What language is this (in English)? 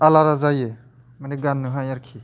Bodo